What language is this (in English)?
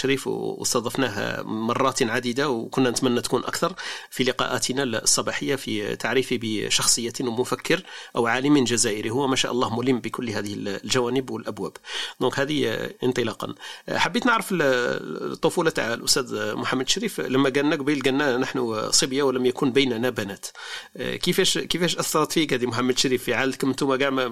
Arabic